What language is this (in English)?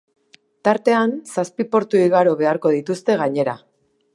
Basque